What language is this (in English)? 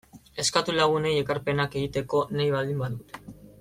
Basque